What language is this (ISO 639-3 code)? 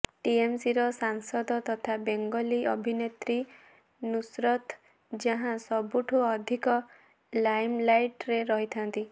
ori